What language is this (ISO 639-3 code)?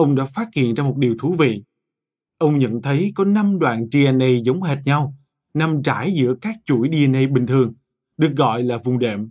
vie